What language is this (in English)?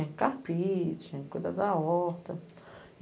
Portuguese